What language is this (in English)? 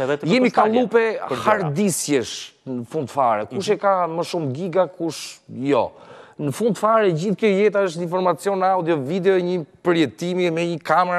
Romanian